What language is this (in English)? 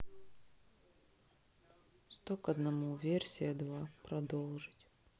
Russian